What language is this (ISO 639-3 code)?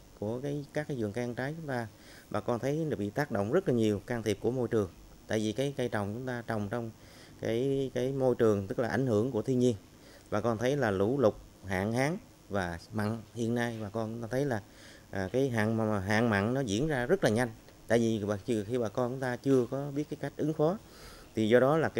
vie